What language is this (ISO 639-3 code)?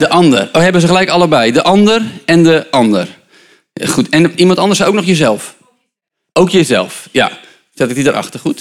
nld